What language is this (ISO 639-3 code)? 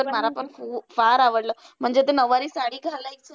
mar